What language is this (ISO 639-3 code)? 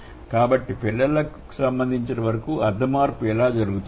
tel